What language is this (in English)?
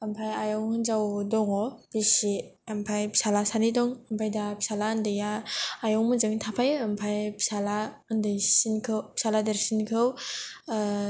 Bodo